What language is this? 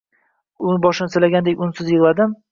Uzbek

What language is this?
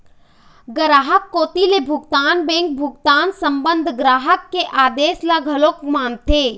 Chhattisgarhi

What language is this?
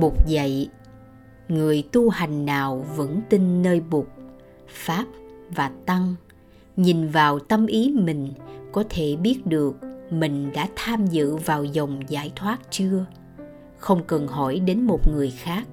Vietnamese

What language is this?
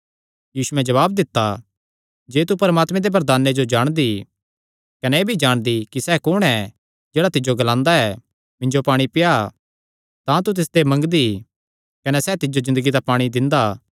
Kangri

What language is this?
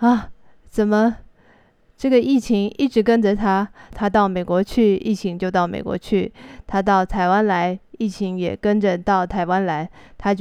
Chinese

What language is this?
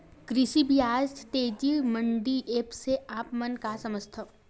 Chhattisgarhi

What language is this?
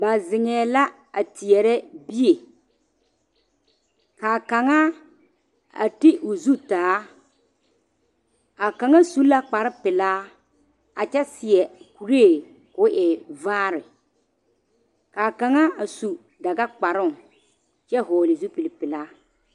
Southern Dagaare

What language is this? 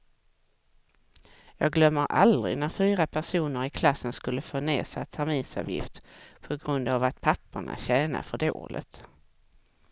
Swedish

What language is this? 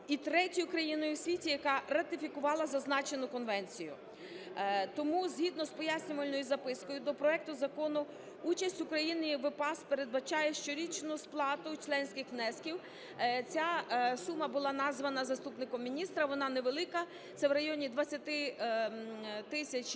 Ukrainian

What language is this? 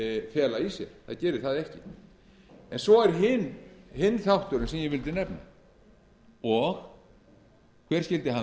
Icelandic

